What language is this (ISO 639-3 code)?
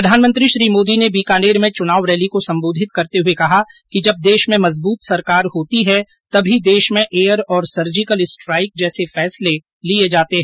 hin